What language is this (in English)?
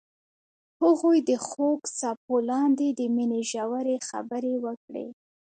Pashto